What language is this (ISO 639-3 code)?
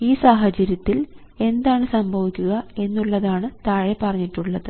mal